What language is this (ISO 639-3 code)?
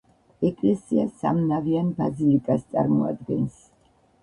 kat